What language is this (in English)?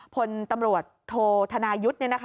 Thai